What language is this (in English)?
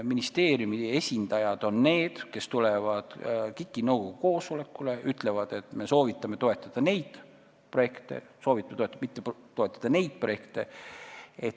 Estonian